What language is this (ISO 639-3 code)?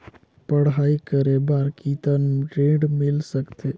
hne